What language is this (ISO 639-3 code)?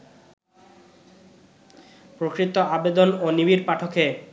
ben